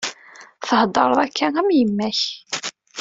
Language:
Kabyle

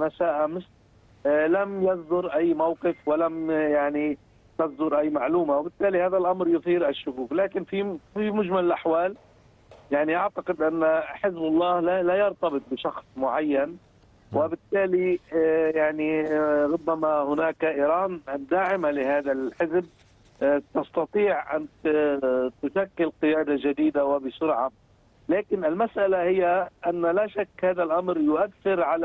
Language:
Arabic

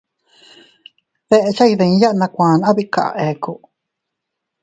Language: Teutila Cuicatec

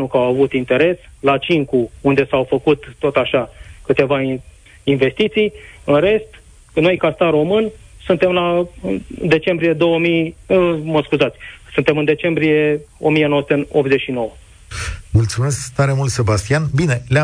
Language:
Romanian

